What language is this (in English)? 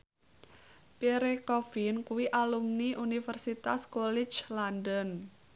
Javanese